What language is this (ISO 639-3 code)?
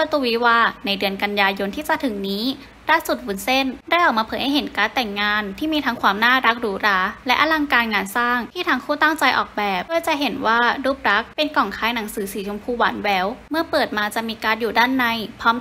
tha